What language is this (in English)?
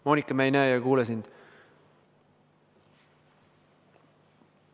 Estonian